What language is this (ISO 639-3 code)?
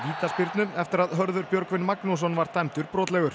isl